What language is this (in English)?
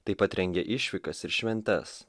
Lithuanian